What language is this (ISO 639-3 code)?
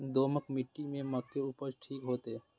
mai